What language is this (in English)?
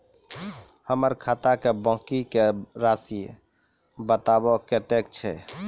Maithili